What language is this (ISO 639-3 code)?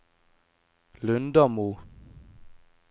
nor